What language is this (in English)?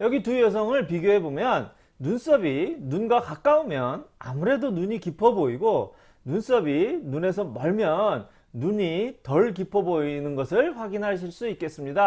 Korean